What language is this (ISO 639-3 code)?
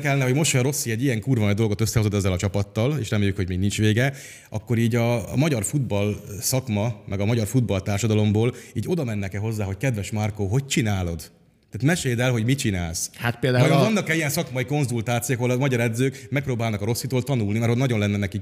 hun